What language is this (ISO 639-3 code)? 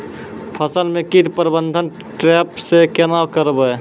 mai